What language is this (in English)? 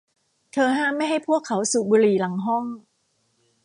Thai